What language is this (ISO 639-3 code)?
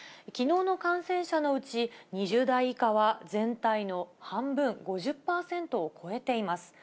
jpn